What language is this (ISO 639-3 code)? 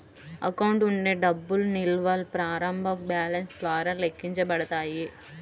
tel